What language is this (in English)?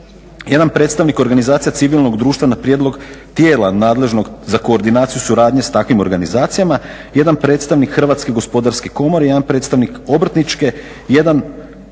Croatian